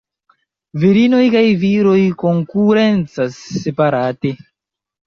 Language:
Esperanto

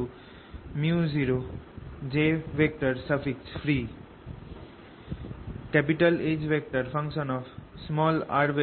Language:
Bangla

